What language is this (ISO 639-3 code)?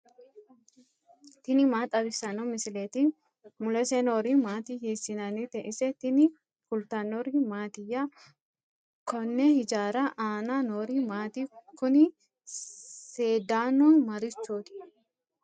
sid